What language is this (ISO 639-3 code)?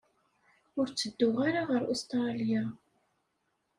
kab